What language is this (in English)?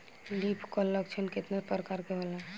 Bhojpuri